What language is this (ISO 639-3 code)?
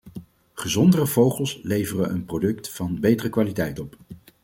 nld